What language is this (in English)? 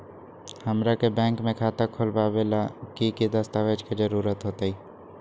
Magahi